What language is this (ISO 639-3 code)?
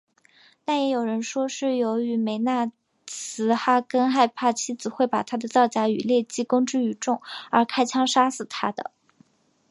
zho